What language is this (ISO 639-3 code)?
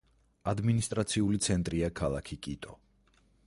kat